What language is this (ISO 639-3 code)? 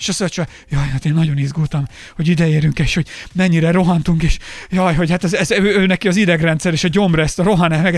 hun